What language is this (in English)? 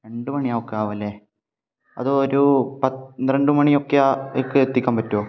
Malayalam